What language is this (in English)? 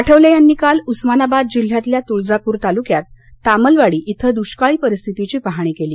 Marathi